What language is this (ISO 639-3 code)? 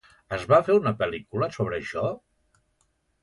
cat